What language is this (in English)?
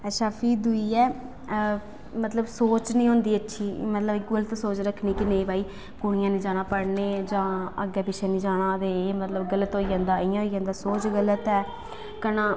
Dogri